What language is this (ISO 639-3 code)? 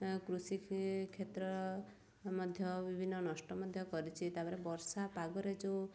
ori